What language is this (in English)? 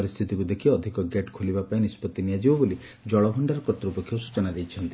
Odia